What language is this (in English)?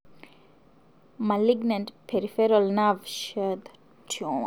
Masai